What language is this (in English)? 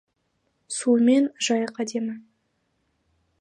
Kazakh